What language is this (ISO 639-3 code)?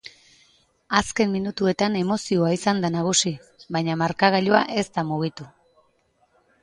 eus